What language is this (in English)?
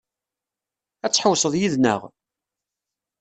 Kabyle